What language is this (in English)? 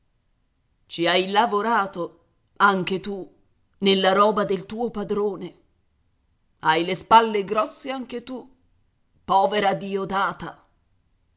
Italian